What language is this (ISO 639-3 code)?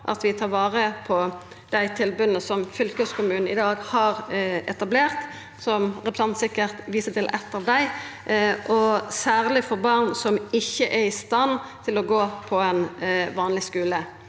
nor